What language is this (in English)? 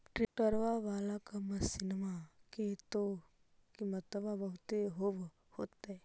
Magahi